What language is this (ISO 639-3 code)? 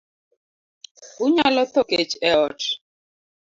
luo